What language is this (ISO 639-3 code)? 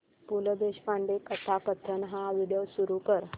mar